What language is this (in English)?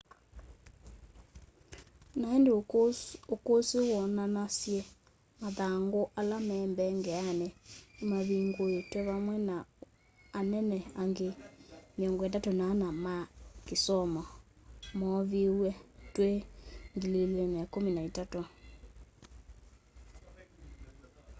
Kamba